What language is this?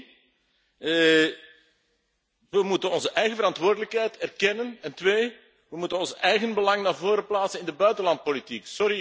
Dutch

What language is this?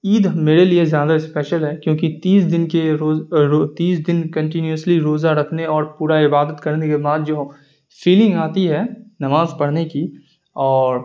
Urdu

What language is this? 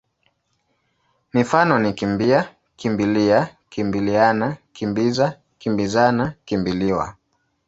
Swahili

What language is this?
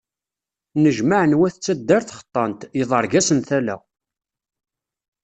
Kabyle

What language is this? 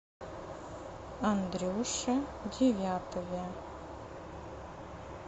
Russian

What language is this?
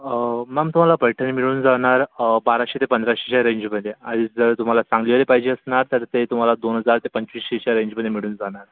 Marathi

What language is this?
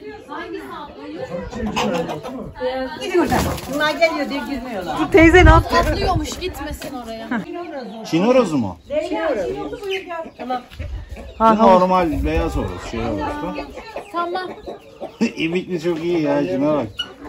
Turkish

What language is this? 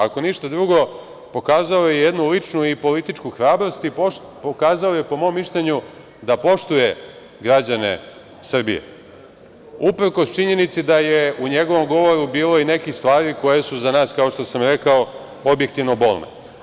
Serbian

